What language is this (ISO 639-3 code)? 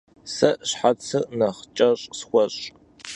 kbd